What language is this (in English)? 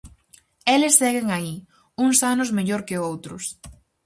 Galician